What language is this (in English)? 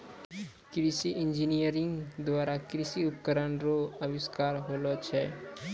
Maithili